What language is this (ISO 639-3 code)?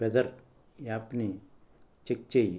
tel